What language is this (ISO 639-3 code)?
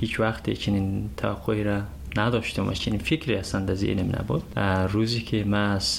fas